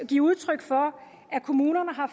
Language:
Danish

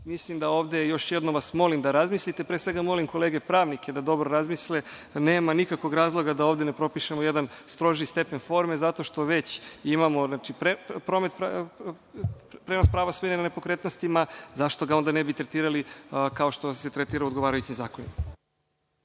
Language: Serbian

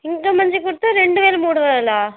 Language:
Telugu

